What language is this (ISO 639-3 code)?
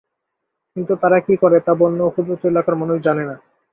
ben